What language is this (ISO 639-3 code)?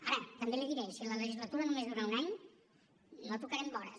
cat